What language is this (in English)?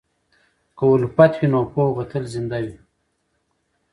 Pashto